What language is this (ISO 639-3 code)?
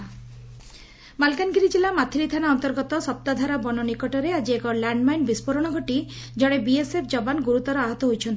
ori